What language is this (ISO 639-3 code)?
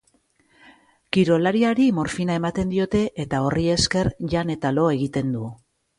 eus